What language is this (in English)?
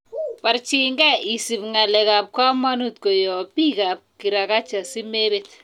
Kalenjin